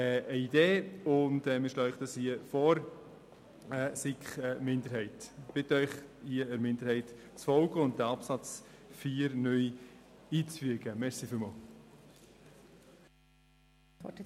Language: Swiss German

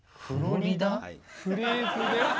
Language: Japanese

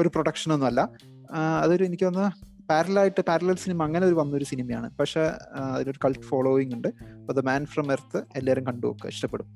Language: Malayalam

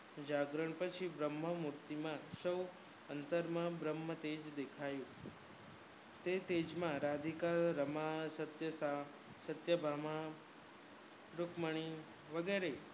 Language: Gujarati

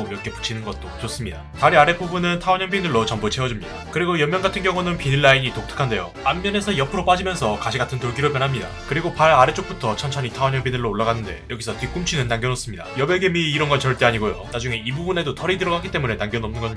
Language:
Korean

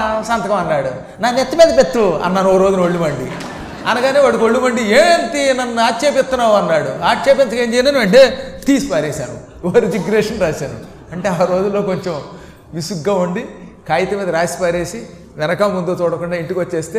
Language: Telugu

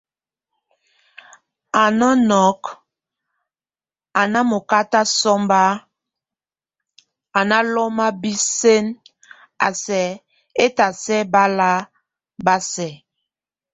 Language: Tunen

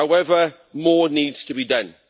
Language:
English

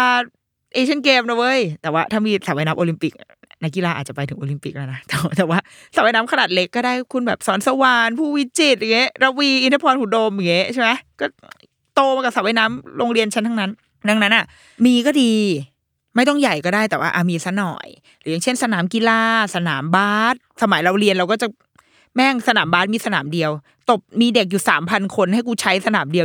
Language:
Thai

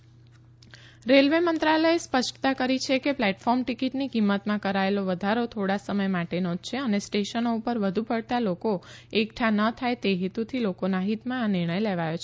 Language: Gujarati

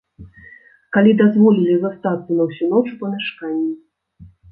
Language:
Belarusian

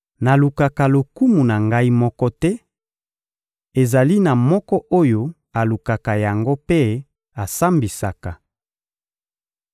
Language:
Lingala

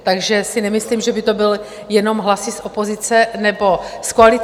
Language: Czech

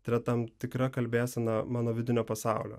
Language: Lithuanian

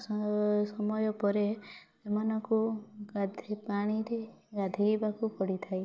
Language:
Odia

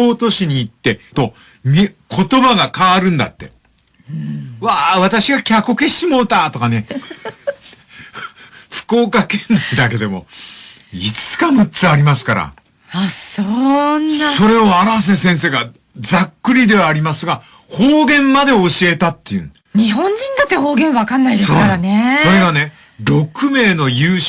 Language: Japanese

